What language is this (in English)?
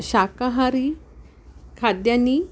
Sanskrit